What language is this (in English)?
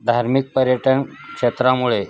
Marathi